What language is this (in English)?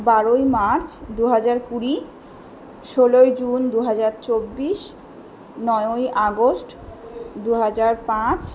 Bangla